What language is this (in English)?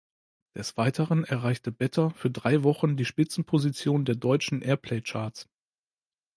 German